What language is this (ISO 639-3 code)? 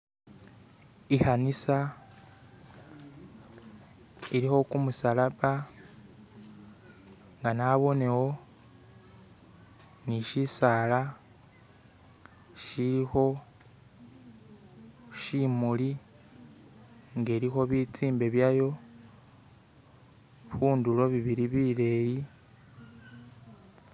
myx